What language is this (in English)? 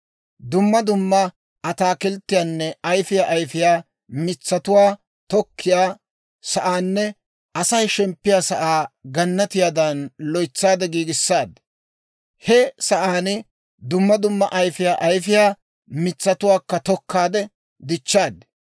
Dawro